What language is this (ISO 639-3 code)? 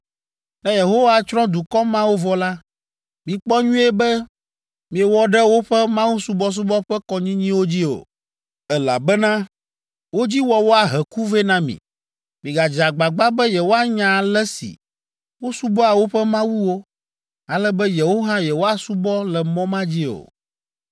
ewe